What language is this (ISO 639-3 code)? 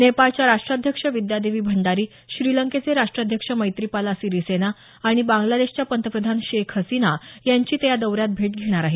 mar